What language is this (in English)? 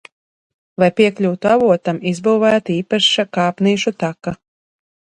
Latvian